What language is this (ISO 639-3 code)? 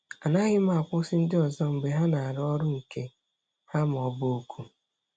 ibo